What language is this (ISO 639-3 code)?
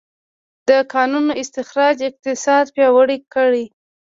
pus